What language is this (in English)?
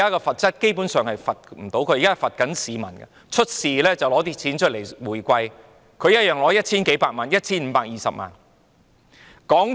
Cantonese